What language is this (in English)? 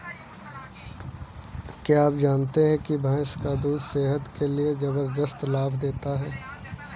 Hindi